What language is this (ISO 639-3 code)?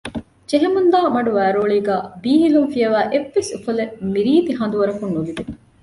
div